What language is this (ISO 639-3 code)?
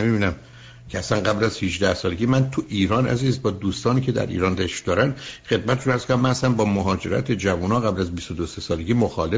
fas